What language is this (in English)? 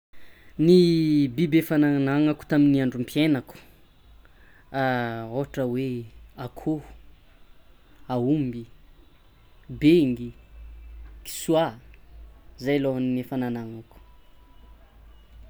Tsimihety Malagasy